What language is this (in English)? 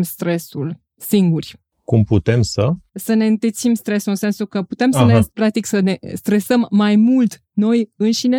Romanian